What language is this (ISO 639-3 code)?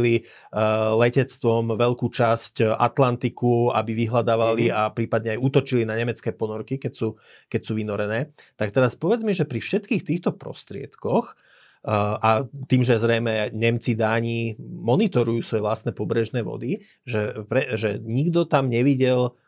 slk